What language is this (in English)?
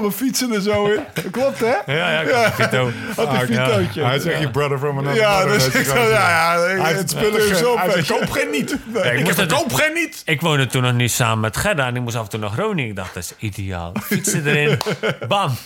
Dutch